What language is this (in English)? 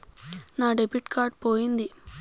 Telugu